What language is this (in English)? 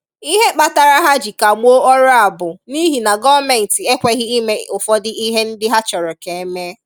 Igbo